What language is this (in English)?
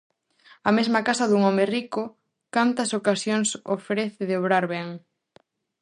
Galician